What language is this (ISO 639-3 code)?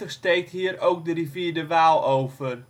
nld